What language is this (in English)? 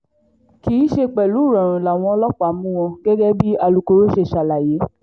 Yoruba